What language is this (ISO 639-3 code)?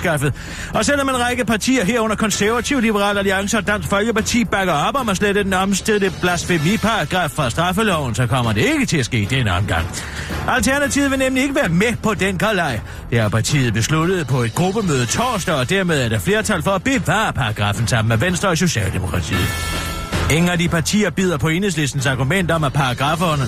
dan